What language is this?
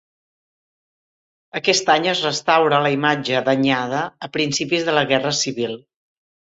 Catalan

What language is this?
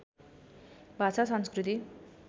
Nepali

